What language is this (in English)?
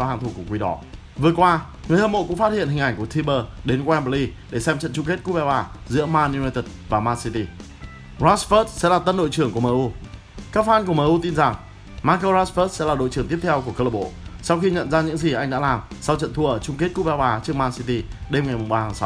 Vietnamese